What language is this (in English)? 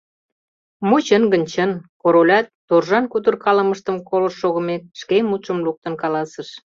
Mari